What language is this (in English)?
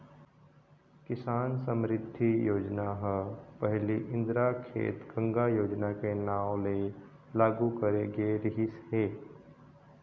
Chhattisgarhi